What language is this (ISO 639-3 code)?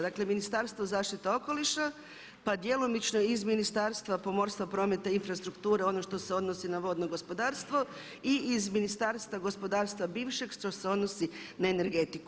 hrv